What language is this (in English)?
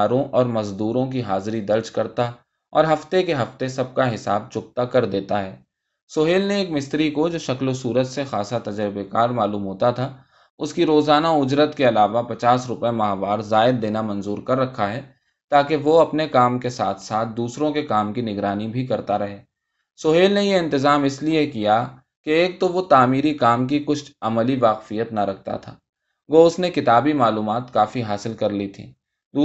Urdu